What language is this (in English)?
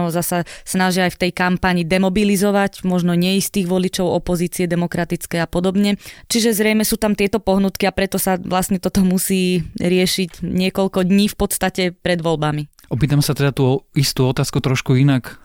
Slovak